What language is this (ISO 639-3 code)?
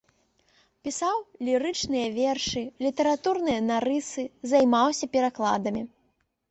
bel